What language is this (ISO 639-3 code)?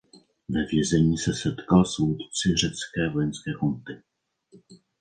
ces